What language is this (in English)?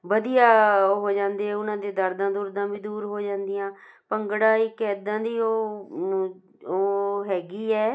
Punjabi